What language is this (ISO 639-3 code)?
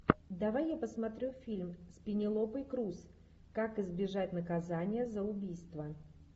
rus